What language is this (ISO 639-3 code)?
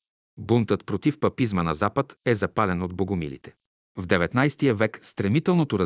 bul